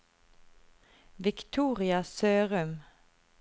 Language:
Norwegian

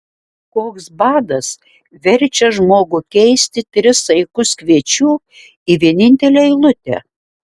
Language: Lithuanian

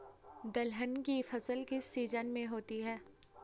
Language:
Hindi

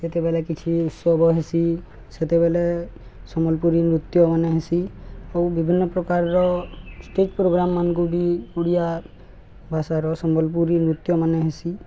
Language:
Odia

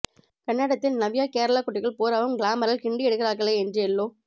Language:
Tamil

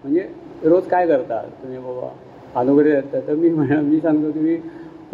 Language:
Marathi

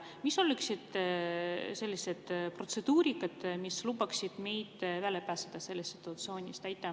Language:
Estonian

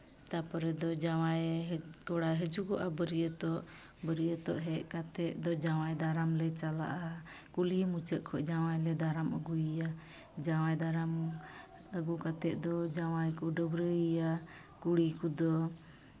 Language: Santali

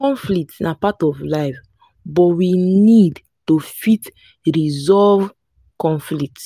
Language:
Nigerian Pidgin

